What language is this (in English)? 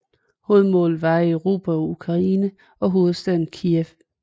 Danish